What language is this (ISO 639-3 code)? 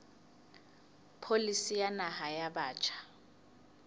sot